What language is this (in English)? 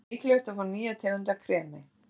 Icelandic